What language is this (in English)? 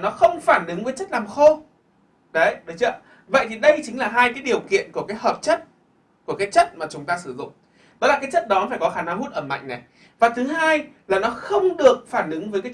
Vietnamese